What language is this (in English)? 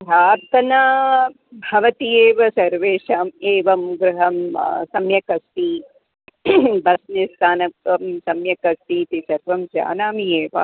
Sanskrit